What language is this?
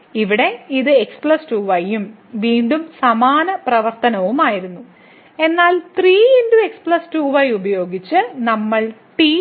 Malayalam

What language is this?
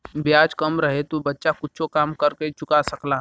Bhojpuri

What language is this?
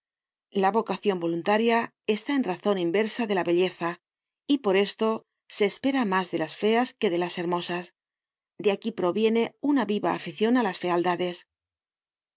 Spanish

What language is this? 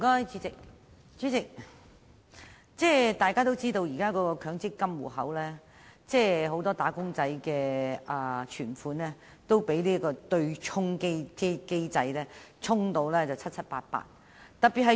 Cantonese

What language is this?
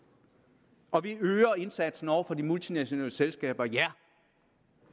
Danish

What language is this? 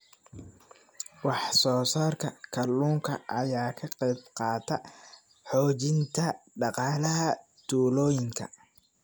Somali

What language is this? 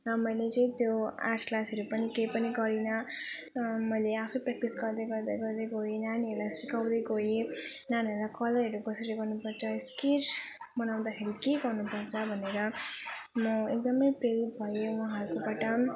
Nepali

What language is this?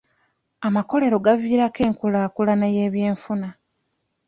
Ganda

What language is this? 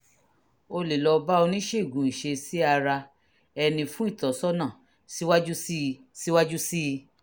Yoruba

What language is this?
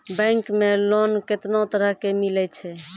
Maithili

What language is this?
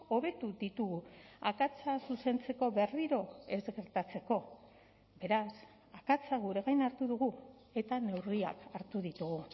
Basque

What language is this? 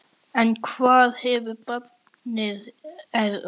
Icelandic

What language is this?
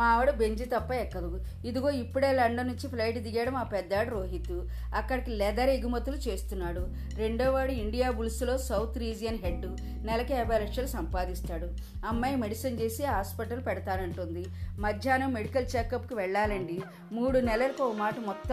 Telugu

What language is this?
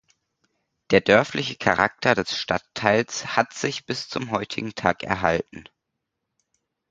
German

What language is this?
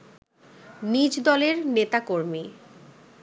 Bangla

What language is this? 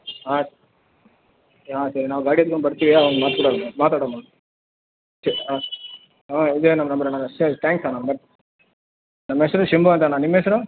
Kannada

